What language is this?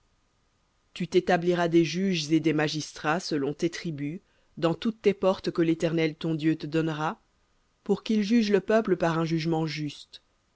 French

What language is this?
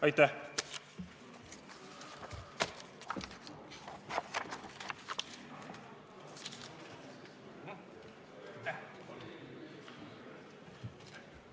Estonian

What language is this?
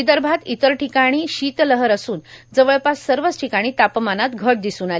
Marathi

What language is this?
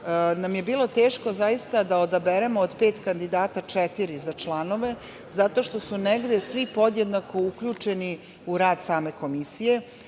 Serbian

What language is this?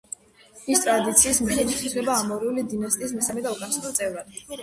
Georgian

